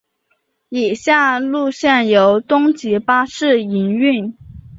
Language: Chinese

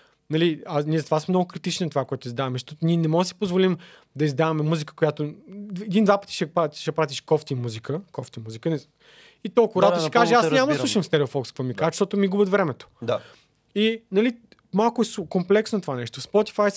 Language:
Bulgarian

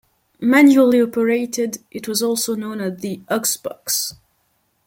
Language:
English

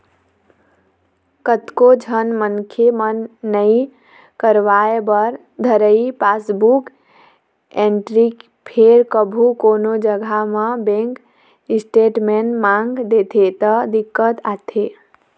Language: Chhattisgarhi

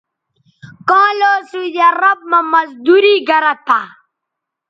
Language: Bateri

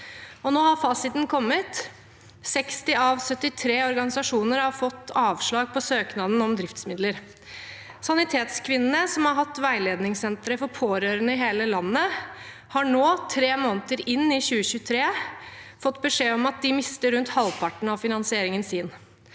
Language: Norwegian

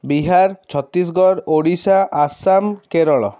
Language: Odia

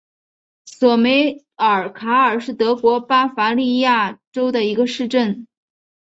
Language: Chinese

